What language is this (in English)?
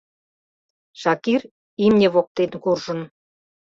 Mari